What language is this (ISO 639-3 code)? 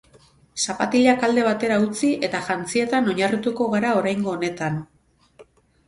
eus